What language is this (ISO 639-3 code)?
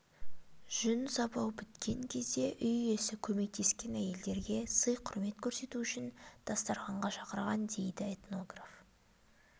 kaz